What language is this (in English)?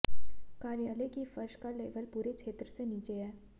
Hindi